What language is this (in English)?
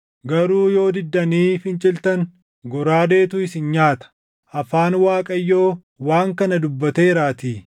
Oromo